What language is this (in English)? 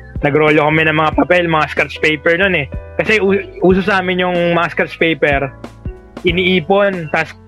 Filipino